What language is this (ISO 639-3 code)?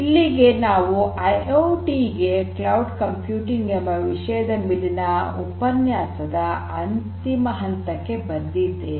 kan